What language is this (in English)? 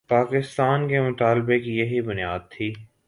Urdu